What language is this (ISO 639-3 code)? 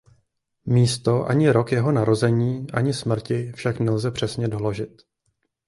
ces